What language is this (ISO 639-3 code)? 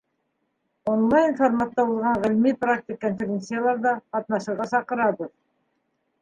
bak